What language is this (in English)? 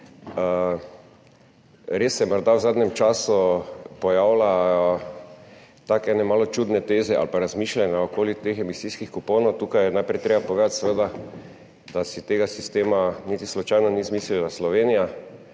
Slovenian